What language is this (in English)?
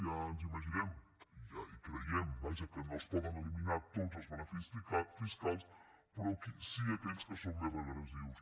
Catalan